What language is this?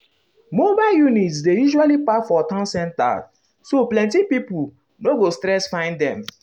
Nigerian Pidgin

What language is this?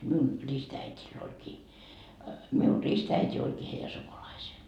Finnish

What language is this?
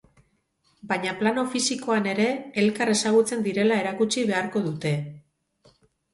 Basque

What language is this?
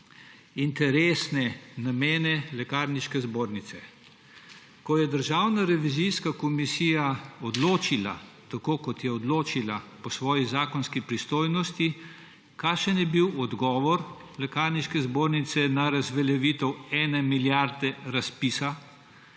Slovenian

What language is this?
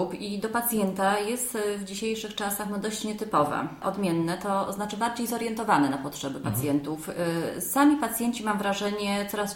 Polish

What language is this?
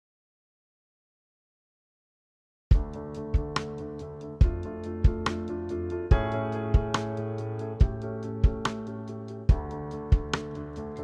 Russian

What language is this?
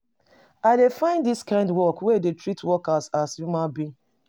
Nigerian Pidgin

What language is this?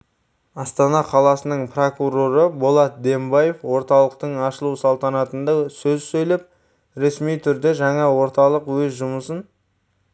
Kazakh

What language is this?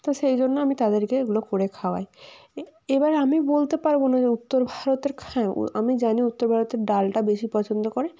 Bangla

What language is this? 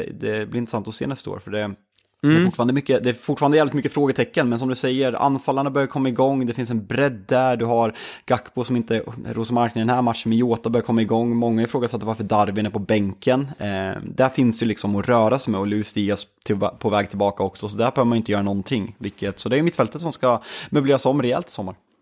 Swedish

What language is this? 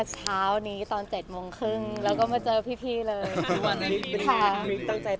Thai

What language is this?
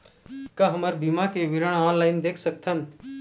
Chhattisgarhi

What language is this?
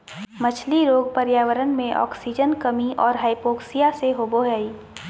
Magahi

